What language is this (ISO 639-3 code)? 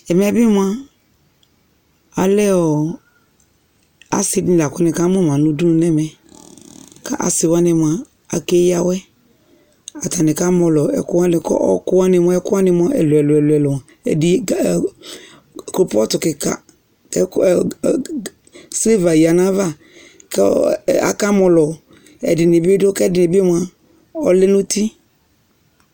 kpo